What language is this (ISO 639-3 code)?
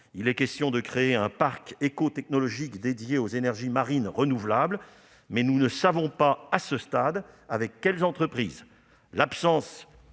fra